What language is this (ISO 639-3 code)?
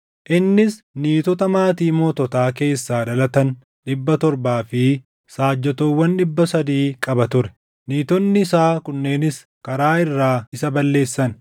orm